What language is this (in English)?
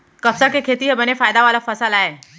Chhattisgarhi